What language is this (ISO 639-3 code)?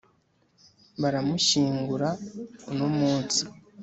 kin